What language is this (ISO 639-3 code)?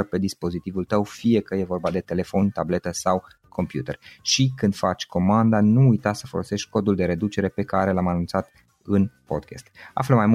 ron